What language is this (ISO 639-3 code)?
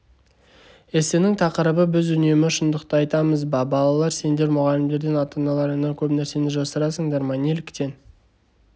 kaz